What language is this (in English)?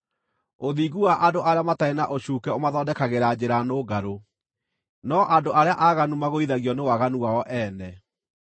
Kikuyu